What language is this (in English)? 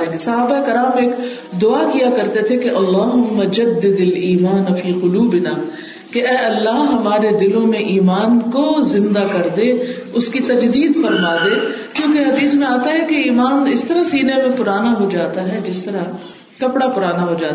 Urdu